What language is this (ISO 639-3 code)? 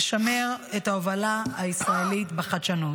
heb